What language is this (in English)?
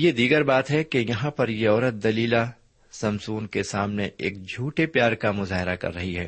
Urdu